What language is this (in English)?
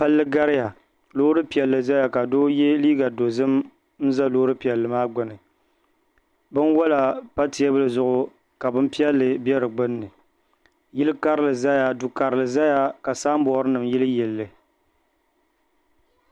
Dagbani